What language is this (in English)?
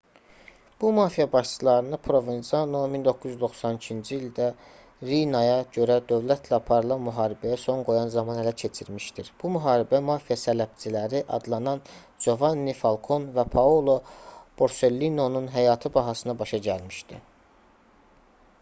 Azerbaijani